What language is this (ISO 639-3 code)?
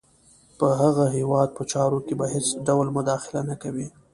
pus